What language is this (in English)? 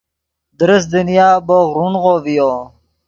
Yidgha